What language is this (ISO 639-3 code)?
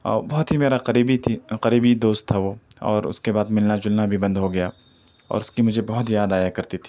urd